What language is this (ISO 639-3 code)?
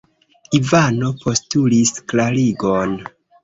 epo